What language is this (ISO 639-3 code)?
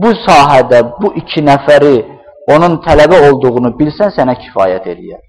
tur